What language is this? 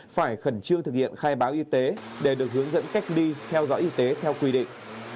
Vietnamese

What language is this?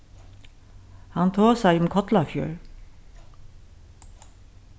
Faroese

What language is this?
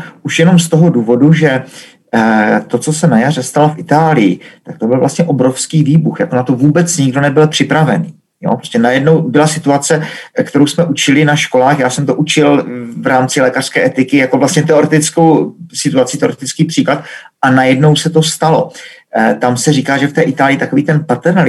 Czech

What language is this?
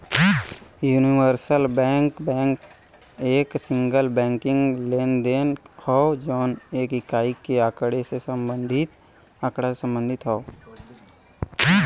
Bhojpuri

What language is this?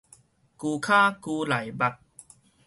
Min Nan Chinese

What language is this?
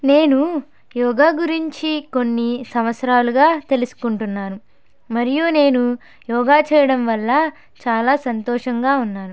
Telugu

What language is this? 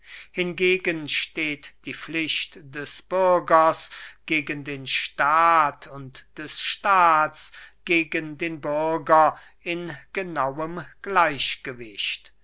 German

